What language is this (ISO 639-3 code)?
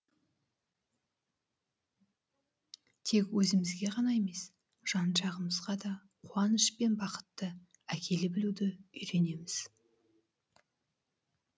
kaz